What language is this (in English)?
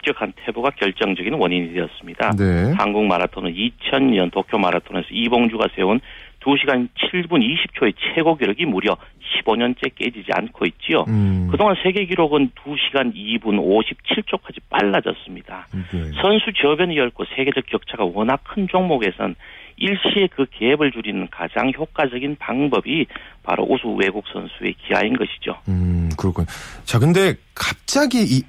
Korean